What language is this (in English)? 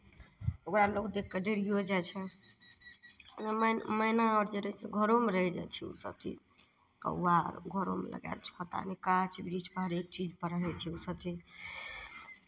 Maithili